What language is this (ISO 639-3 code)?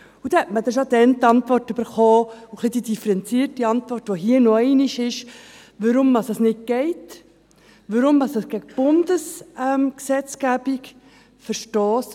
gsw